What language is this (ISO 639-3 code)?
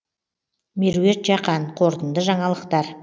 kaz